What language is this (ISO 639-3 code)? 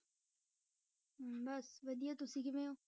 pan